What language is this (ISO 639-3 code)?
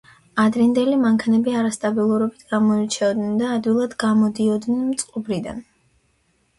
kat